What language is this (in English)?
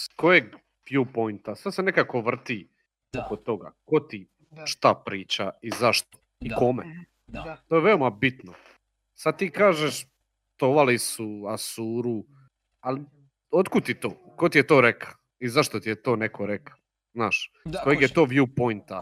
Croatian